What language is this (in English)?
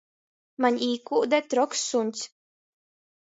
Latgalian